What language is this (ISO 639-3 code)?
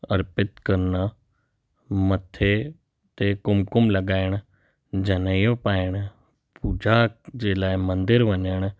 snd